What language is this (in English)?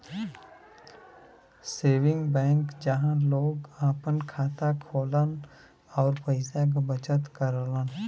Bhojpuri